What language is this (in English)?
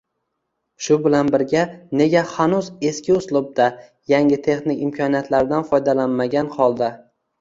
Uzbek